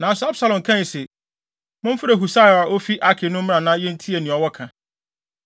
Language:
Akan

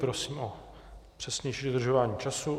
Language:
Czech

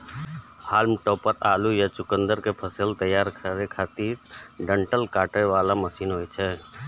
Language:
Maithili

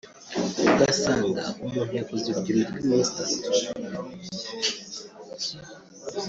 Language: Kinyarwanda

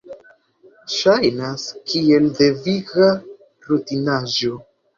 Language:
Esperanto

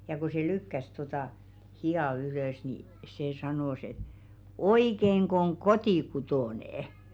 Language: Finnish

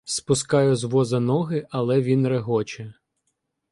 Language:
Ukrainian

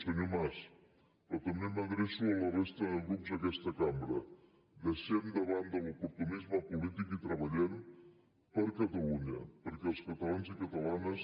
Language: Catalan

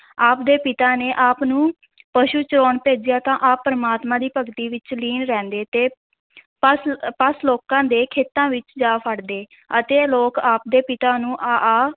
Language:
Punjabi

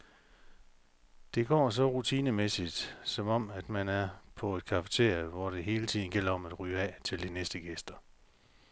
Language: Danish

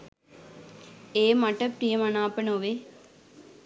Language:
Sinhala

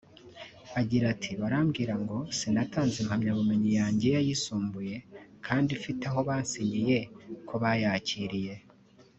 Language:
Kinyarwanda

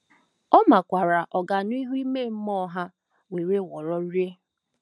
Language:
Igbo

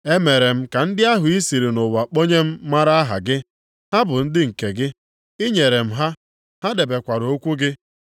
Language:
Igbo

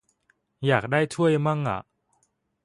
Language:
Thai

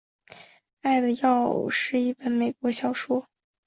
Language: Chinese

